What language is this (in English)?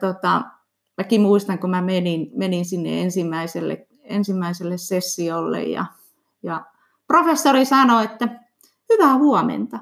Finnish